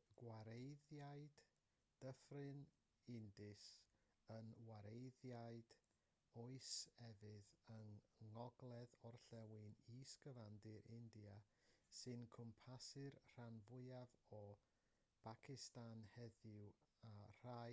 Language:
Welsh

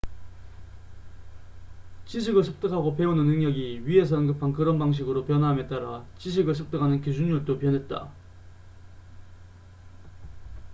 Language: Korean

